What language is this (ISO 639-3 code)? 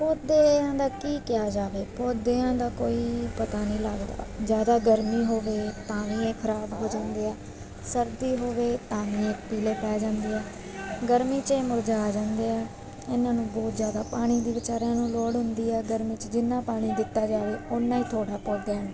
pan